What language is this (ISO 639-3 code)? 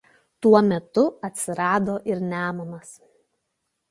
lit